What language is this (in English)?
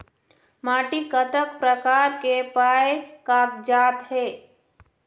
Chhattisgarhi